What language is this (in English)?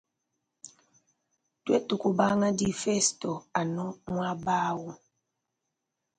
Luba-Lulua